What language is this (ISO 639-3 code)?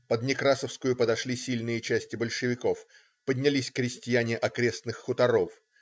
rus